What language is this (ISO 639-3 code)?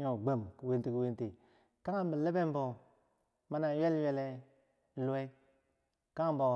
bsj